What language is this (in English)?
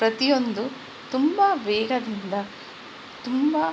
Kannada